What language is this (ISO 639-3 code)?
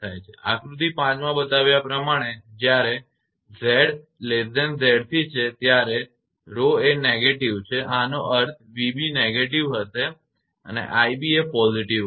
guj